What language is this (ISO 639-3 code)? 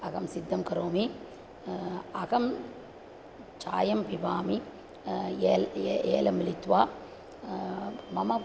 san